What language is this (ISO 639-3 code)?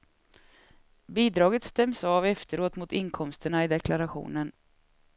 swe